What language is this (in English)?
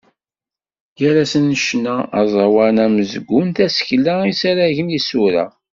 Kabyle